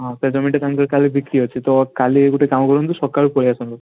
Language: Odia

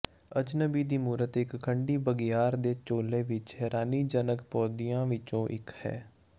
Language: Punjabi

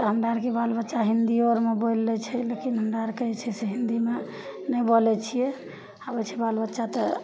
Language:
Maithili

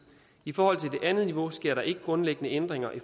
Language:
Danish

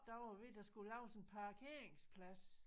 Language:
Danish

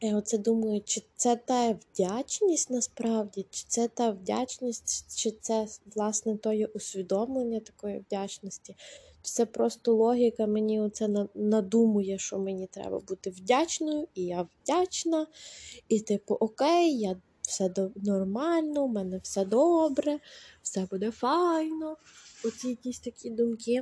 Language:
Ukrainian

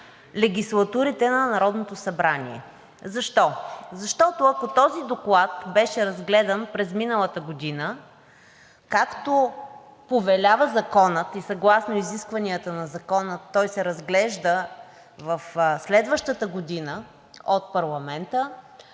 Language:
Bulgarian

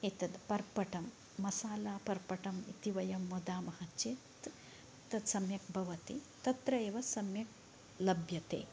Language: Sanskrit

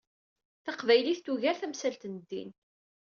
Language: Kabyle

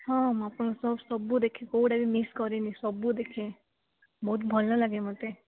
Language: Odia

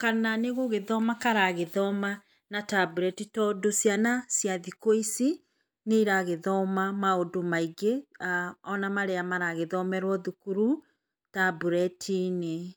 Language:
Kikuyu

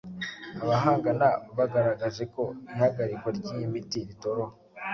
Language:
Kinyarwanda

